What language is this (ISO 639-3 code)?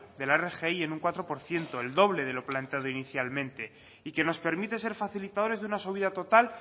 spa